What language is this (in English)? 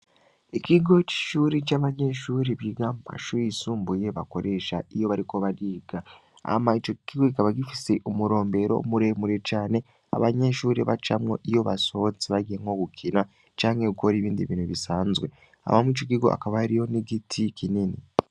Rundi